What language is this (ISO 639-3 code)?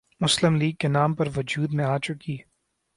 urd